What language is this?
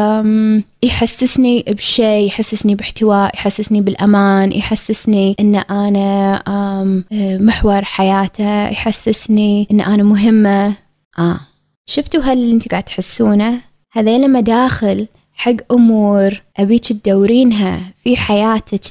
Arabic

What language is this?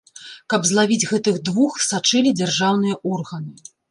Belarusian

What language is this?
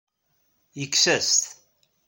Kabyle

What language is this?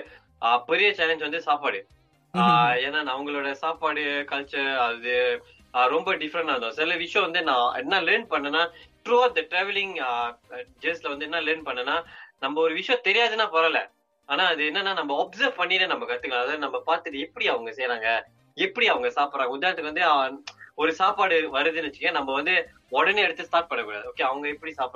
Tamil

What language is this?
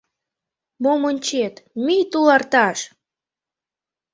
Mari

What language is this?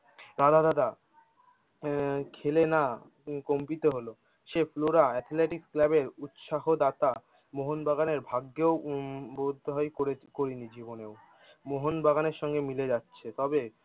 Bangla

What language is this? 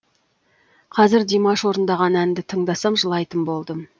Kazakh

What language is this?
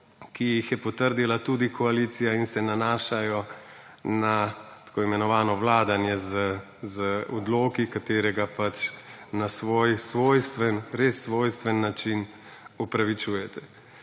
Slovenian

